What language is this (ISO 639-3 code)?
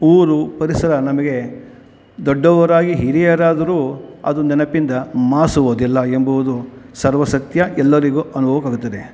kan